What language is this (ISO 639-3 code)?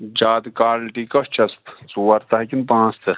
kas